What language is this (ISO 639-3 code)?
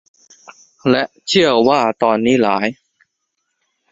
tha